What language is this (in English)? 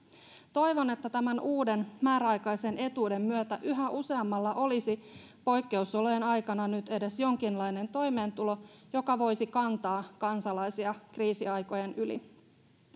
Finnish